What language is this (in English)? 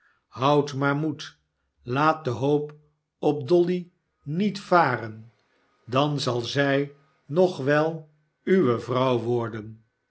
Dutch